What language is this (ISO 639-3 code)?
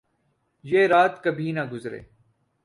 urd